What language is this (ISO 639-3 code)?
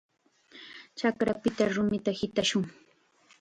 qxa